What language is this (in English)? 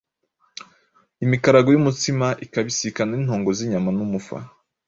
Kinyarwanda